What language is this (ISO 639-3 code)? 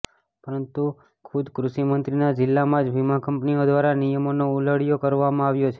guj